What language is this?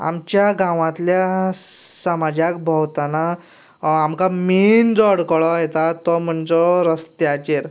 Konkani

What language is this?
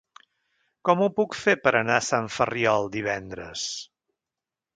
Catalan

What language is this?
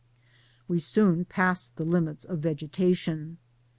English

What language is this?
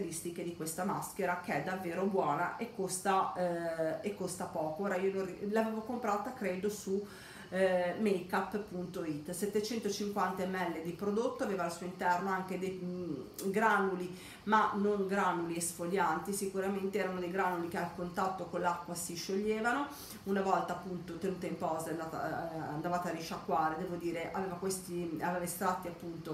Italian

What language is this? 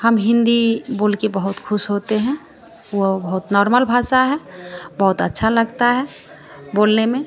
Hindi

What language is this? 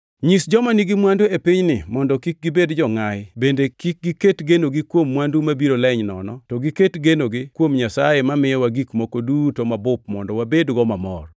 Luo (Kenya and Tanzania)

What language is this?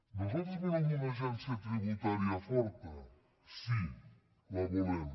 Catalan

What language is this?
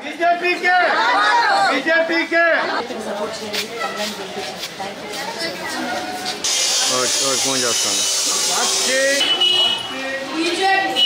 Hindi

